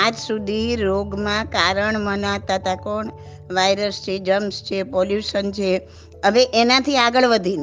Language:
Gujarati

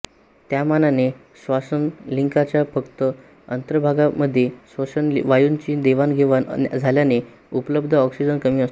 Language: Marathi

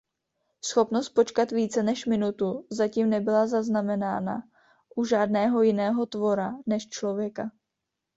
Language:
Czech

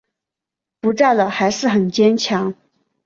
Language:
Chinese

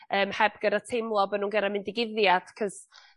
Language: Welsh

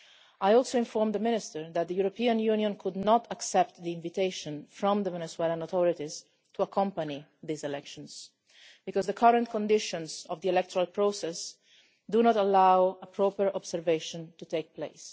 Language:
English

